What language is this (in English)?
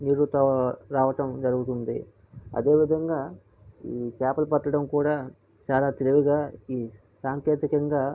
Telugu